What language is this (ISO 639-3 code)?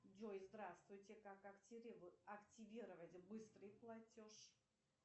rus